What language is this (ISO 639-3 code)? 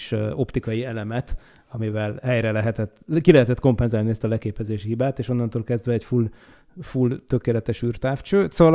hun